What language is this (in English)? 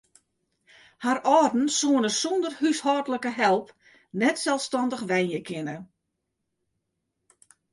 Western Frisian